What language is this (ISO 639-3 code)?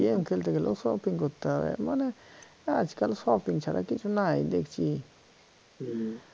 ben